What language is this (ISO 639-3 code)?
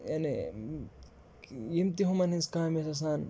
kas